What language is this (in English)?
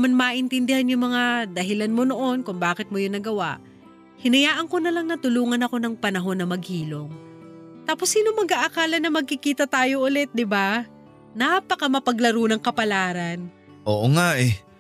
Filipino